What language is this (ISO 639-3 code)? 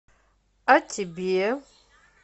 rus